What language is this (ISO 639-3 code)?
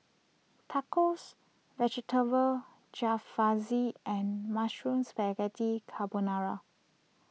eng